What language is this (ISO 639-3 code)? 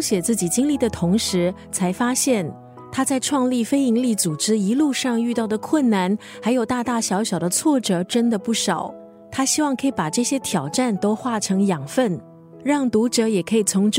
zho